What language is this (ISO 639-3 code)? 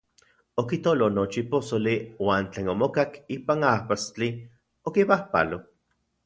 ncx